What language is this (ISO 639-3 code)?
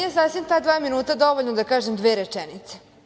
srp